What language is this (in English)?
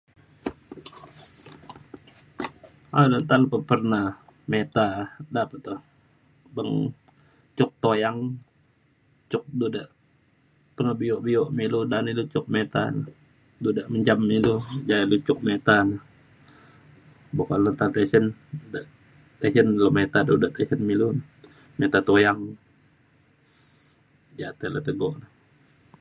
Mainstream Kenyah